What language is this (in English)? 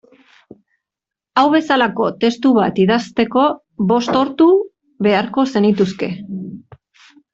Basque